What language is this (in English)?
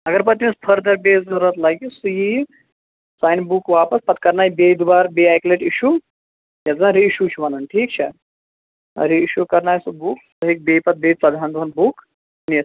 Kashmiri